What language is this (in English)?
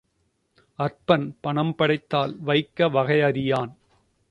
Tamil